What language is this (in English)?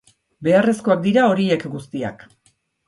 Basque